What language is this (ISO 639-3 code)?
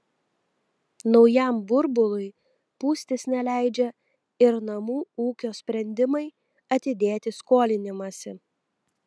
lit